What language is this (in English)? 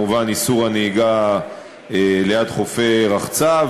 Hebrew